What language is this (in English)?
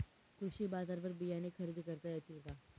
Marathi